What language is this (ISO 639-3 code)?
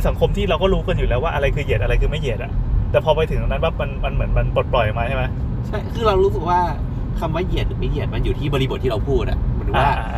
tha